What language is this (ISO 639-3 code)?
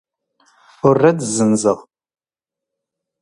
zgh